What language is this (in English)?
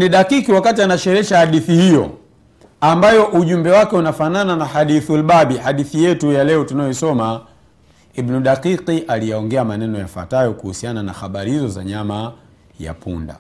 Swahili